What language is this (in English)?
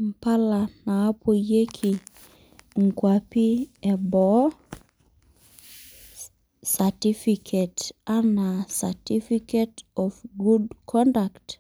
Masai